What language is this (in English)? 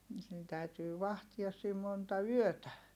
Finnish